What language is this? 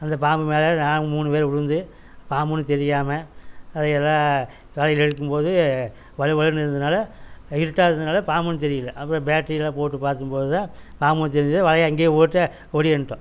Tamil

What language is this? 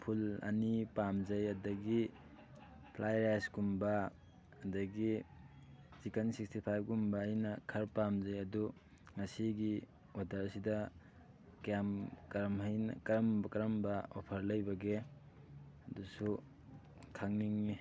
Manipuri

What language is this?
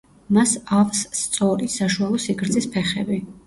Georgian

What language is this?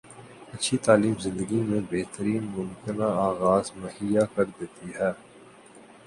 Urdu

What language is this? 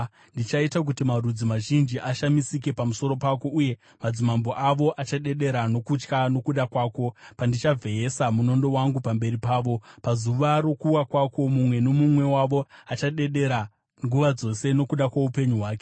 Shona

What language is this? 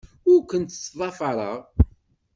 Kabyle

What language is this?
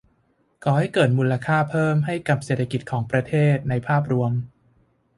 Thai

